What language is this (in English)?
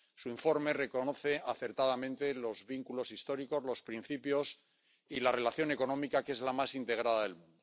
Spanish